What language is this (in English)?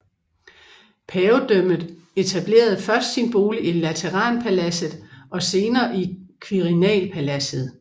Danish